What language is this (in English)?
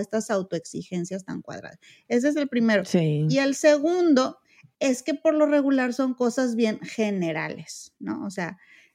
Spanish